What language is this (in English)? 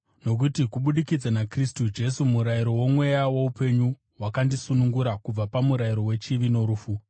Shona